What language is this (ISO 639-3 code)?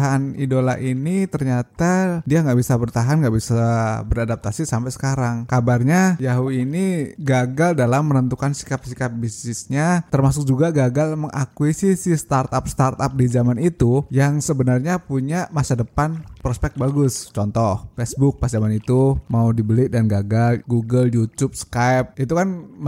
ind